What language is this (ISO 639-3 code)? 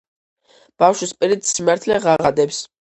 kat